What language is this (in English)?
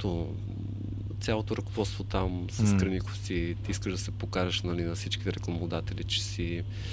Bulgarian